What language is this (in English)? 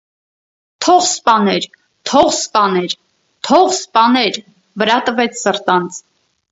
Armenian